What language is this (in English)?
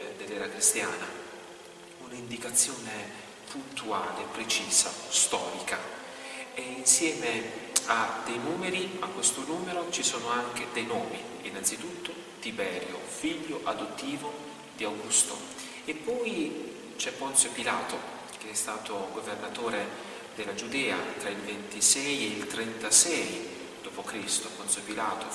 Italian